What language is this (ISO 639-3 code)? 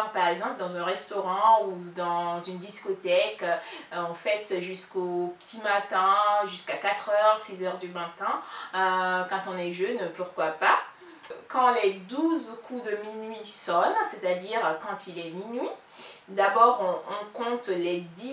fra